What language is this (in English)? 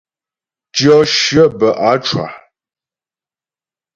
Ghomala